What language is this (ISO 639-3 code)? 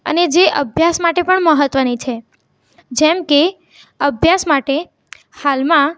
guj